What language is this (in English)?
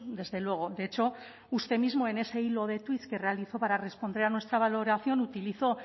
Spanish